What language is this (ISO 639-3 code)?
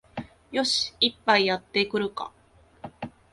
jpn